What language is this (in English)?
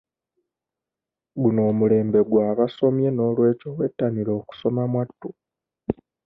Ganda